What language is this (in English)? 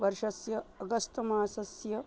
Sanskrit